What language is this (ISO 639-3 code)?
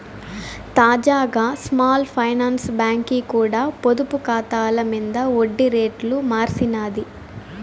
tel